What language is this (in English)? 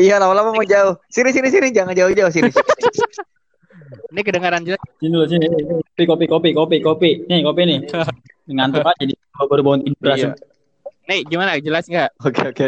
Indonesian